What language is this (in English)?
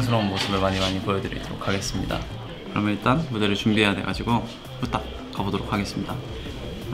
Korean